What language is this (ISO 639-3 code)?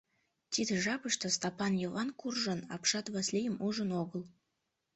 chm